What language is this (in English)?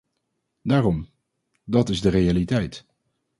Dutch